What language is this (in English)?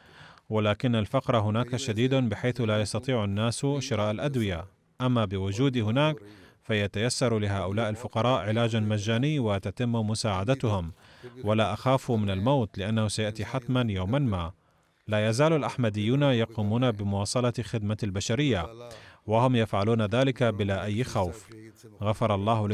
Arabic